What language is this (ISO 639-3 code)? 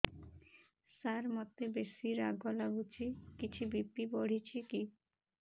ori